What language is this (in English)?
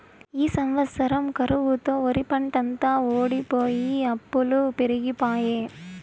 Telugu